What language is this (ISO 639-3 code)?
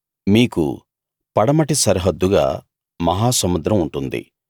tel